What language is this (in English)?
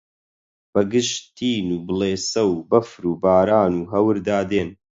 Central Kurdish